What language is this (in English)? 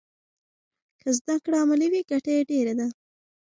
Pashto